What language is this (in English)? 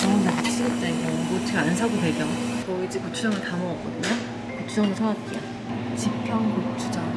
Korean